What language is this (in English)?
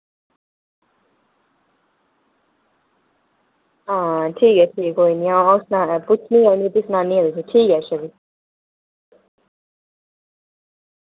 Dogri